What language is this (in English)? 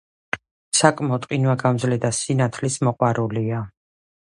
Georgian